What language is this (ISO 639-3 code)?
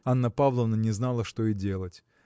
rus